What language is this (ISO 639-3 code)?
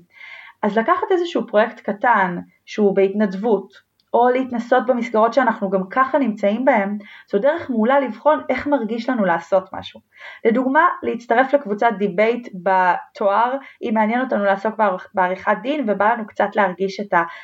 heb